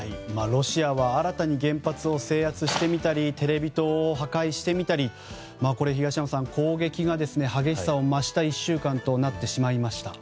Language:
Japanese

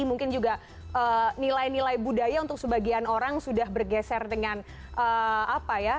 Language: Indonesian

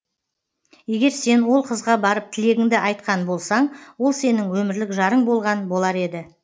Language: Kazakh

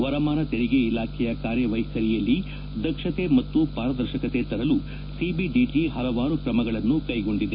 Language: Kannada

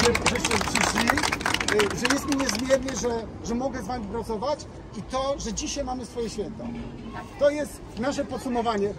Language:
Polish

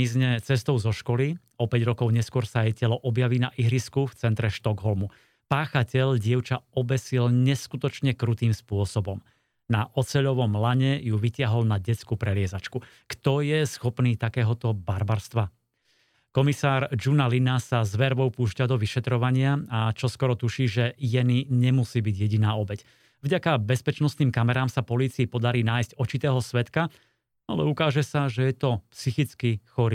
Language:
Slovak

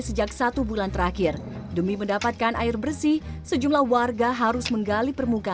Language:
Indonesian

